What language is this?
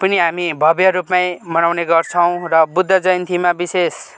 Nepali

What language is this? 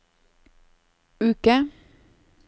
Norwegian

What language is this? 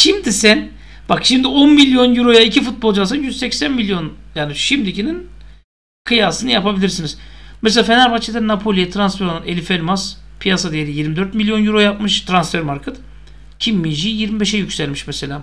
Turkish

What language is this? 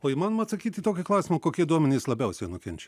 Lithuanian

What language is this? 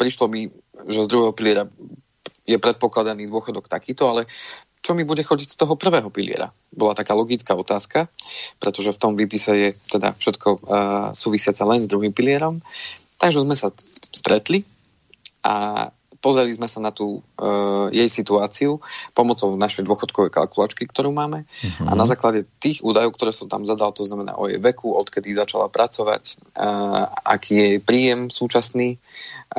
Slovak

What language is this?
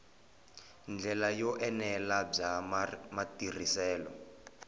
Tsonga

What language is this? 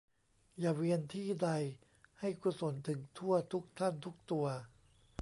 Thai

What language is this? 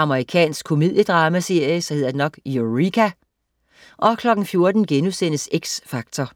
Danish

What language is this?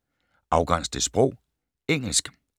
Danish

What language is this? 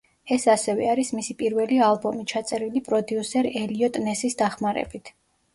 Georgian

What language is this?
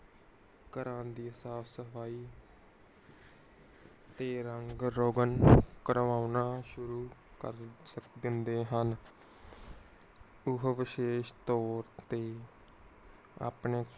Punjabi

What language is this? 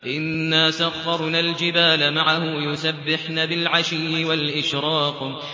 Arabic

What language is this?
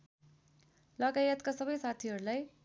Nepali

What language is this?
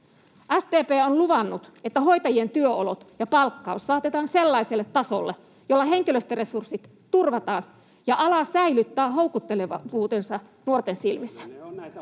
Finnish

